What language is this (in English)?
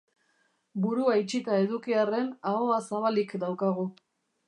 Basque